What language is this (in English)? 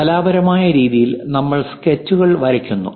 Malayalam